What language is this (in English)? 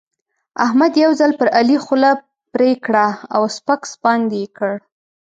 Pashto